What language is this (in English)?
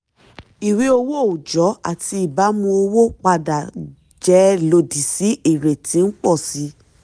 Yoruba